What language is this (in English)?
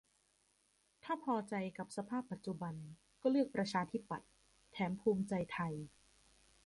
Thai